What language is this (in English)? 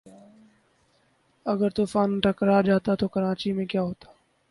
Urdu